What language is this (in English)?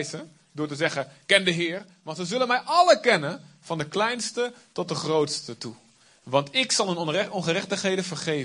Dutch